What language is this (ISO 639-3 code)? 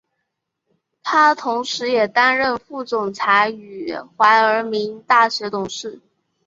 zho